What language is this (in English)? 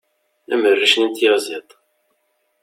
Kabyle